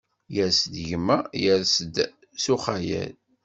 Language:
Kabyle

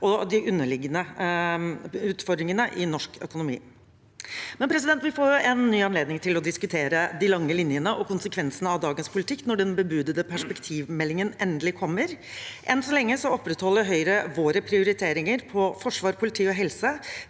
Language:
Norwegian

